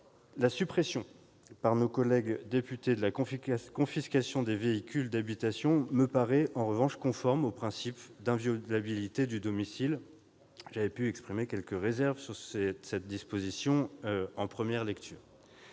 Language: French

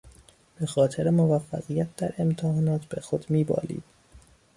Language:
Persian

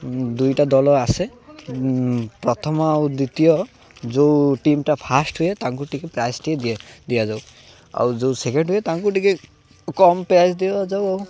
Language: Odia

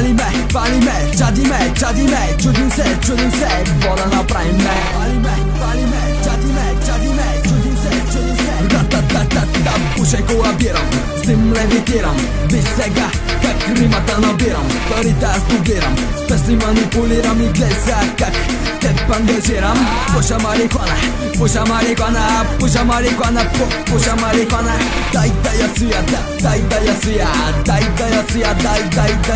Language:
Bulgarian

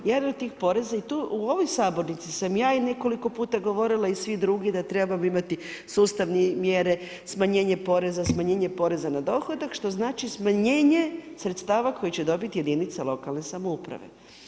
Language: Croatian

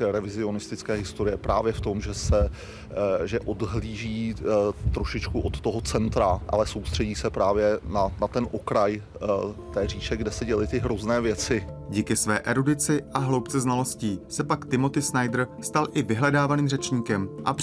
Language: Czech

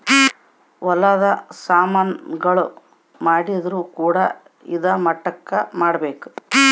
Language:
Kannada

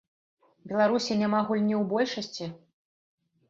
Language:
Belarusian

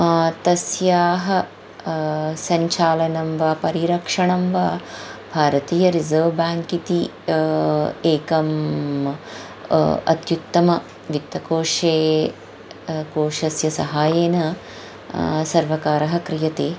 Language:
Sanskrit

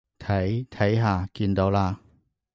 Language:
Cantonese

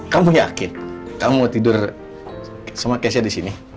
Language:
Indonesian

